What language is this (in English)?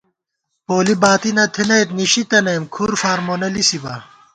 Gawar-Bati